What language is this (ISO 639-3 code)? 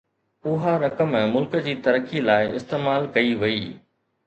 snd